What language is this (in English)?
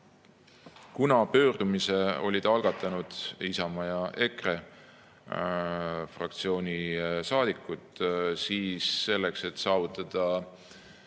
Estonian